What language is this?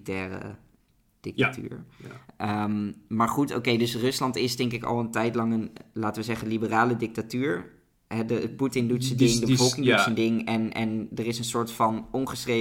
Dutch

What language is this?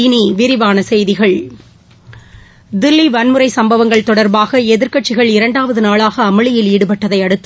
Tamil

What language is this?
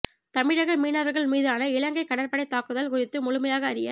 Tamil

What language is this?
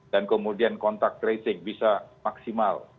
Indonesian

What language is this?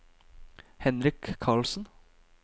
Norwegian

